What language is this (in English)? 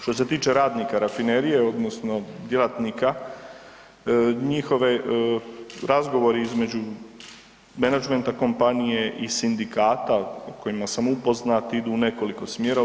Croatian